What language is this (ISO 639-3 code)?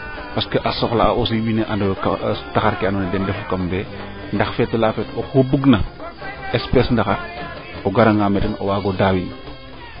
srr